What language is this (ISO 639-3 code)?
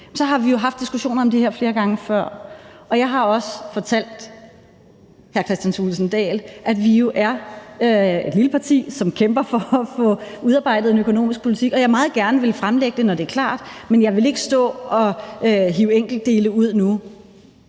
dan